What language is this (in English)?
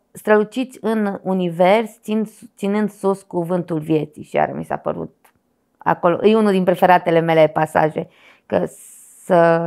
Romanian